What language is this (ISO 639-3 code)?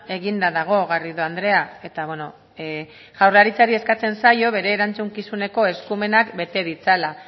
eus